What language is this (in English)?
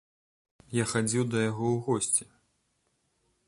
Belarusian